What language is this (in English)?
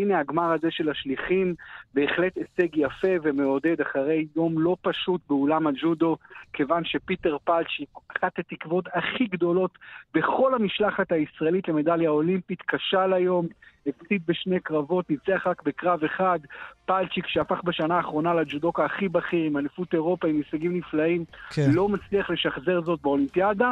Hebrew